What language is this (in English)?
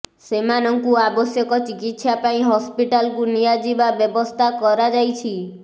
Odia